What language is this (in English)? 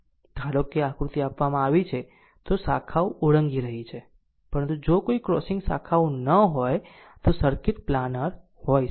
Gujarati